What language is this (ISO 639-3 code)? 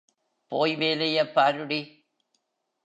tam